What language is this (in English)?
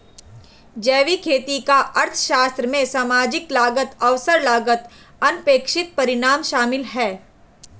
Hindi